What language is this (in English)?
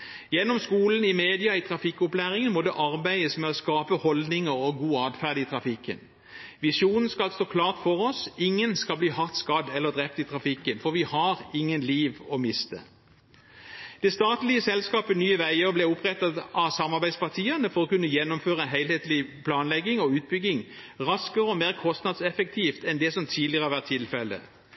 Norwegian Bokmål